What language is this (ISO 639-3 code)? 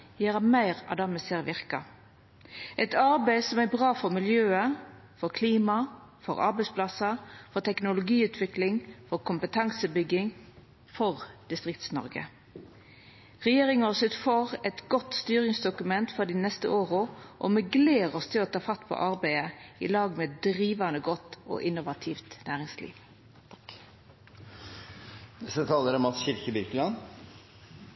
nor